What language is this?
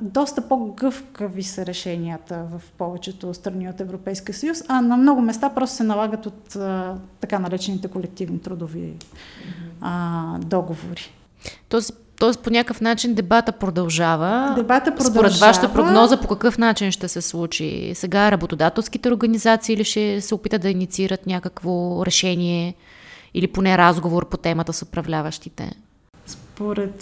Bulgarian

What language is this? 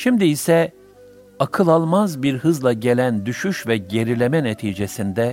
Turkish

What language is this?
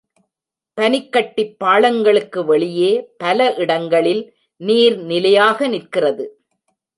Tamil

